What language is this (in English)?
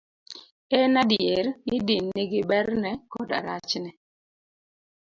Luo (Kenya and Tanzania)